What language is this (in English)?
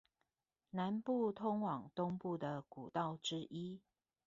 Chinese